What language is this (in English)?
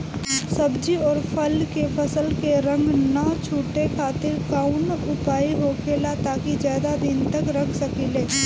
Bhojpuri